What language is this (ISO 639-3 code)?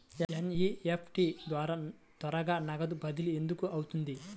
tel